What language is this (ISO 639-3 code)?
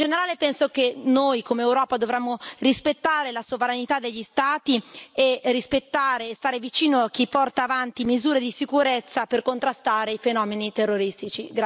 ita